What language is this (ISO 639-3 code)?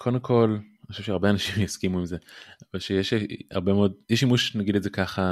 heb